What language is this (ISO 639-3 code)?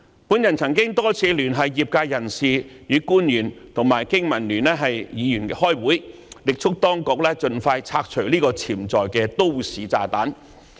yue